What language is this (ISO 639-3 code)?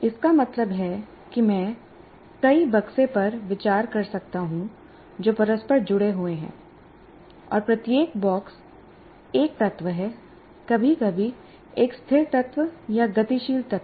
hin